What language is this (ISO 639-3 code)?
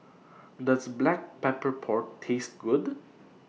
eng